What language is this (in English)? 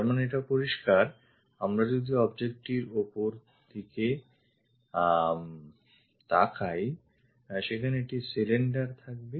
Bangla